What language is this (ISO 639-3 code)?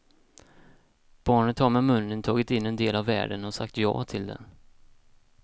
swe